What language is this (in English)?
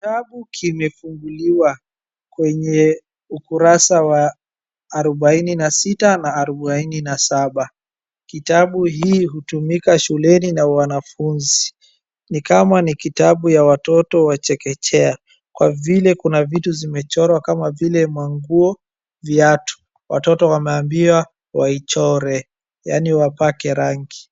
Swahili